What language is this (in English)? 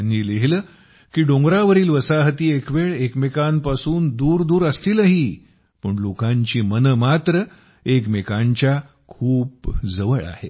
Marathi